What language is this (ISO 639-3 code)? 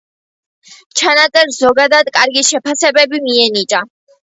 kat